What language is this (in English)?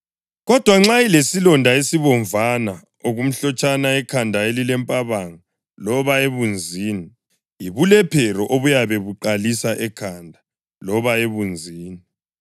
North Ndebele